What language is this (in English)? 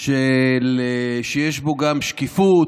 Hebrew